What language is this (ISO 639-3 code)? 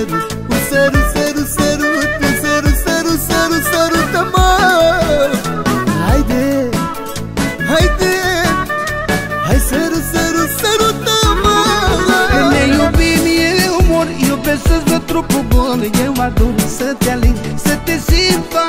ron